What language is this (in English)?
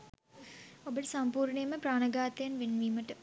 Sinhala